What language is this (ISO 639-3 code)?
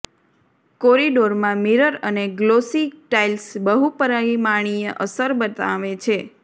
guj